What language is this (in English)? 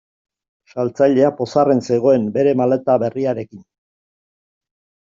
Basque